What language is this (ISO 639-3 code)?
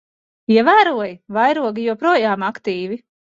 lav